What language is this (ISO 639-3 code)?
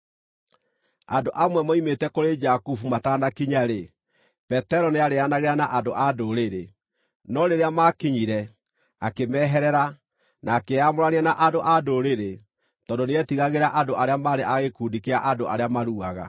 kik